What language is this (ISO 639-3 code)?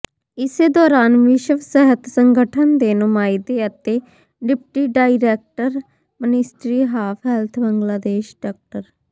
pan